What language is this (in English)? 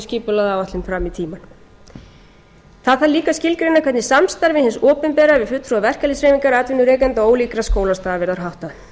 Icelandic